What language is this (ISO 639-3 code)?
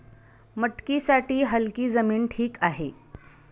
mar